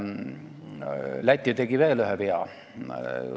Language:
Estonian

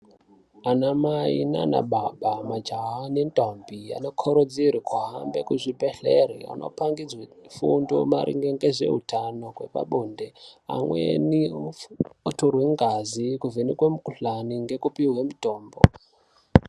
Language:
Ndau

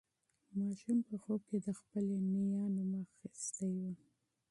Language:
Pashto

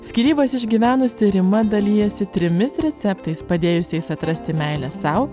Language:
Lithuanian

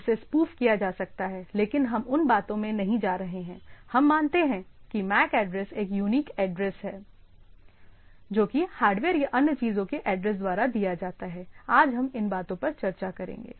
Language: Hindi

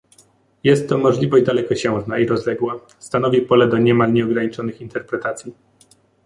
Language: Polish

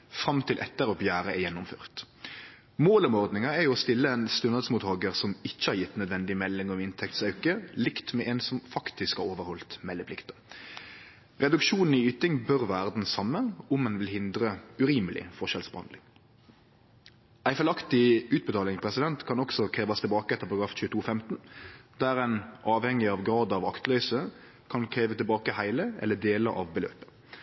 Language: Norwegian Nynorsk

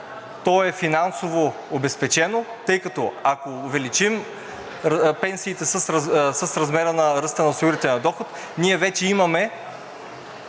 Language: Bulgarian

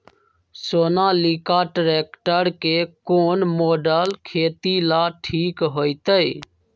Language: Magahi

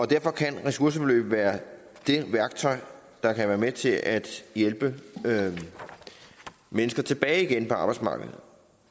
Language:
Danish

